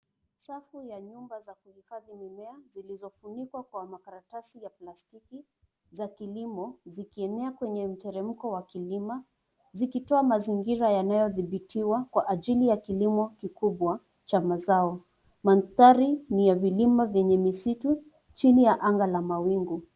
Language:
Swahili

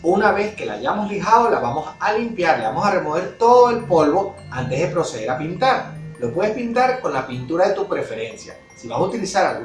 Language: Spanish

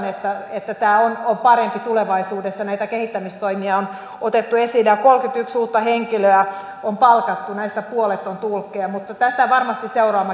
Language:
Finnish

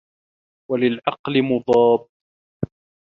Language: Arabic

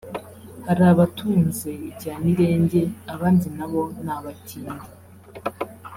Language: Kinyarwanda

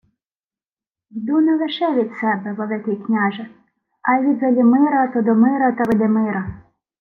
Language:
Ukrainian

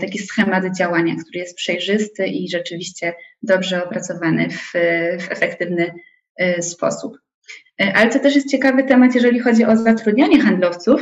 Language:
Polish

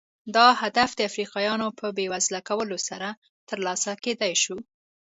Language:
Pashto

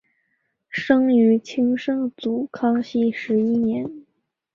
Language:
Chinese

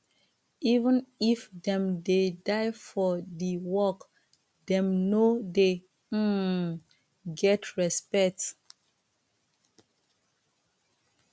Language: Nigerian Pidgin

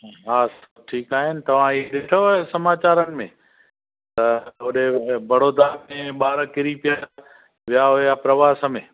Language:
Sindhi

